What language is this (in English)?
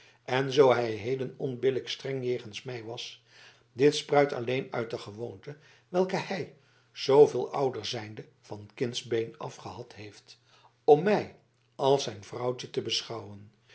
Dutch